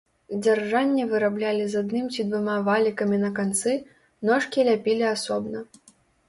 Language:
Belarusian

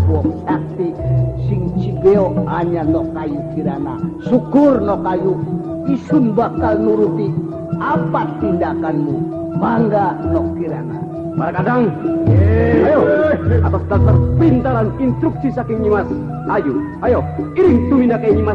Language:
Indonesian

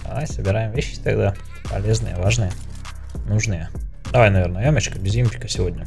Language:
Russian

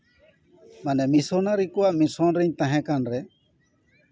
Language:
Santali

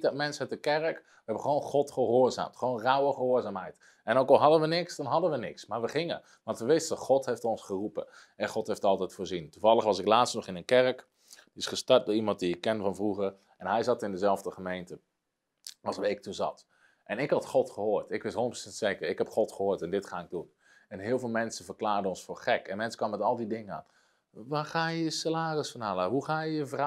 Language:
Dutch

